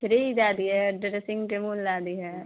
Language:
Maithili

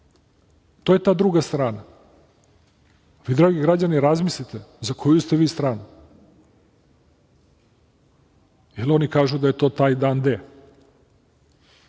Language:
Serbian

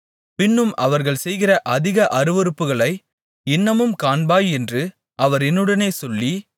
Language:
Tamil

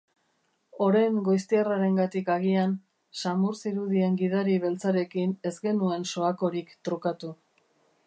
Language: Basque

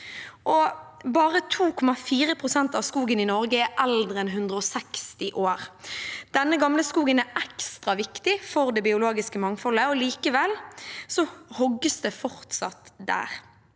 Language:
Norwegian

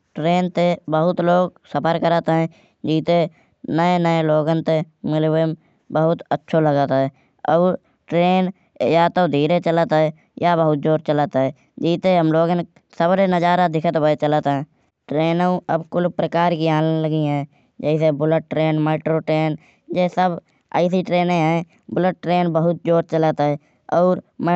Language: Kanauji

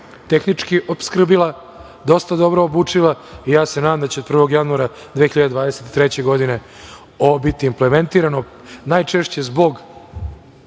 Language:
Serbian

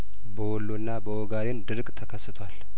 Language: Amharic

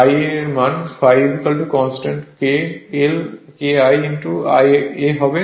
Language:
Bangla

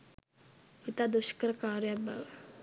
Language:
Sinhala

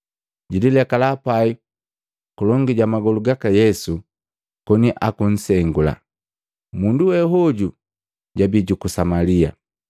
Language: Matengo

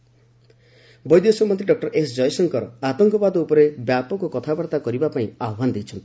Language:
Odia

